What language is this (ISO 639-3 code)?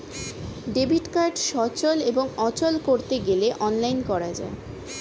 ben